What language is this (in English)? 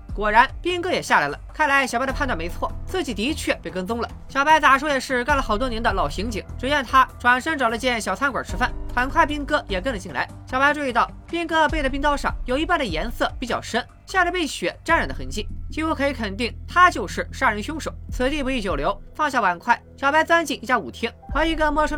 Chinese